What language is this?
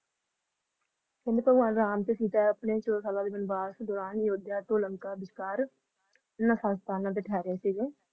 Punjabi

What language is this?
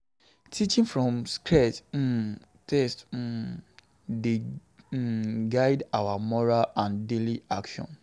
Nigerian Pidgin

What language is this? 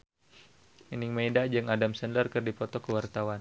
Sundanese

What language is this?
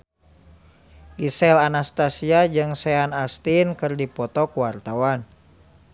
Sundanese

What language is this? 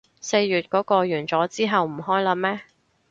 Cantonese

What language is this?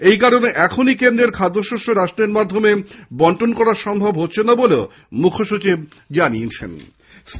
Bangla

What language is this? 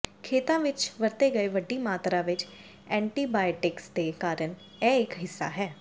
Punjabi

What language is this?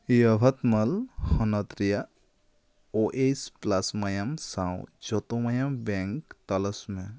Santali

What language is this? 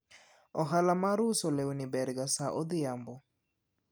Luo (Kenya and Tanzania)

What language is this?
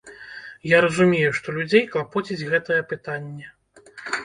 Belarusian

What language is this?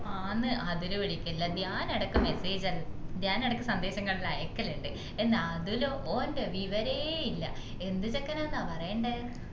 Malayalam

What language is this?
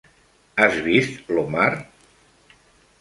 Catalan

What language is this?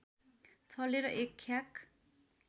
Nepali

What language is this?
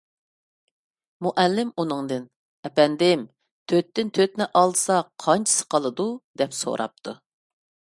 Uyghur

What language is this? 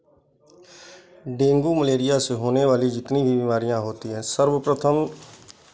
Hindi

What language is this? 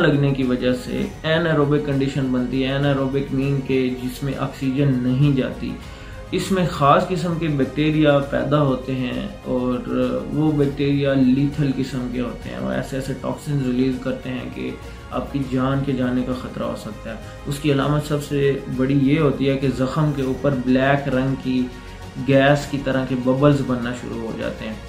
Urdu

